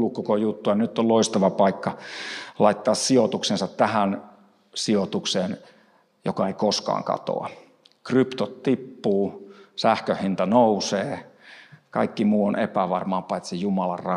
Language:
Finnish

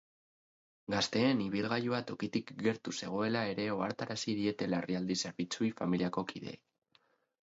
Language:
Basque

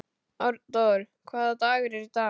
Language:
Icelandic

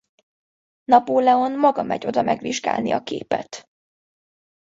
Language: Hungarian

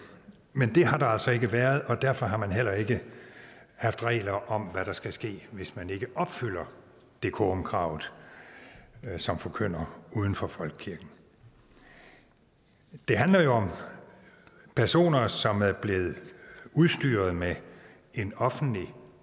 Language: Danish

